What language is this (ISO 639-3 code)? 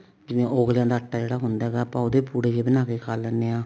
pan